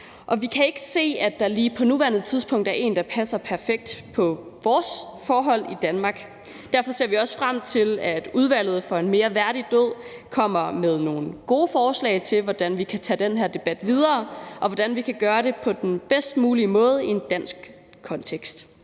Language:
Danish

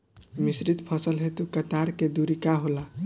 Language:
Bhojpuri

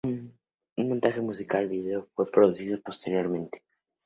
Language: Spanish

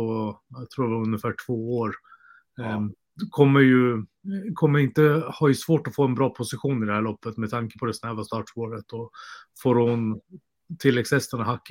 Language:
Swedish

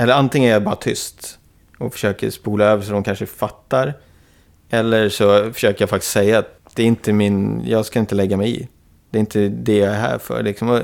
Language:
Swedish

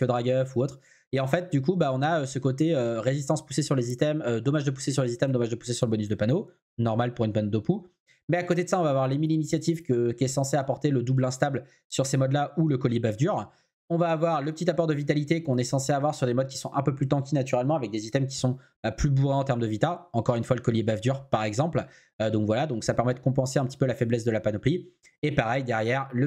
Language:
French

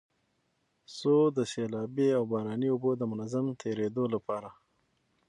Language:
Pashto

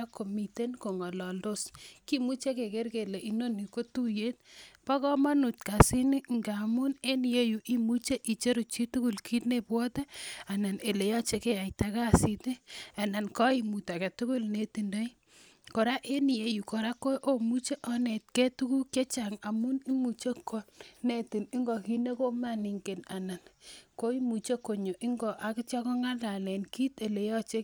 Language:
Kalenjin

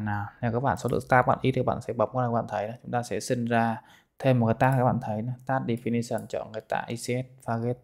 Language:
Vietnamese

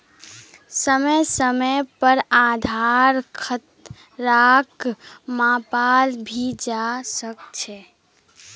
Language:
Magahi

